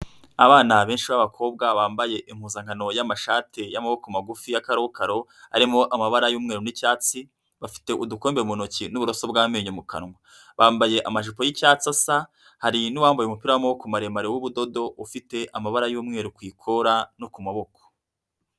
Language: Kinyarwanda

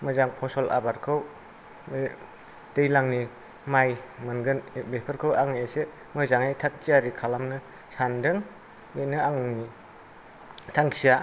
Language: Bodo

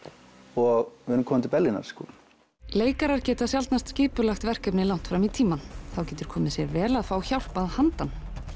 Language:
Icelandic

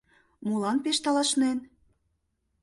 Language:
Mari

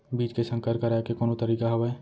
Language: Chhattisgarhi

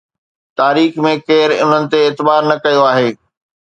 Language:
Sindhi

